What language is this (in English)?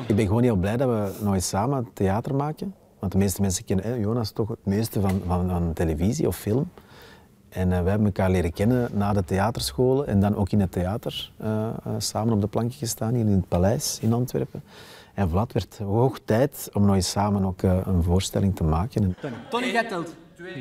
Dutch